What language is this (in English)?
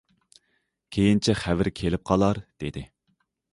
Uyghur